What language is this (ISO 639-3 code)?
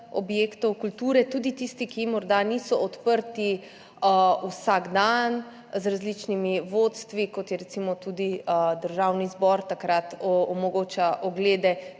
slv